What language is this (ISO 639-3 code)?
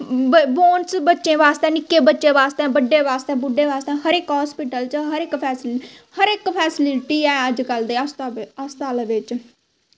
doi